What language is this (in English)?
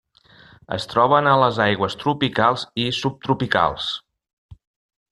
Catalan